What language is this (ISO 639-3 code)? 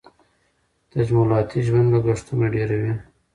pus